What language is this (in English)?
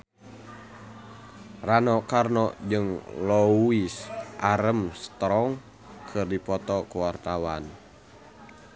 Sundanese